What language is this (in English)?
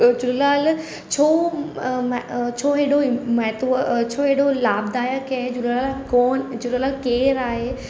Sindhi